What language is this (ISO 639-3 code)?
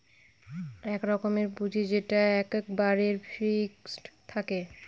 ben